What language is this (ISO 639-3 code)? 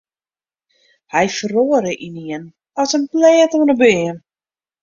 fry